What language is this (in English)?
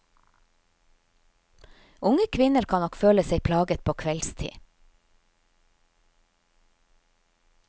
Norwegian